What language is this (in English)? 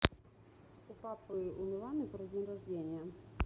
Russian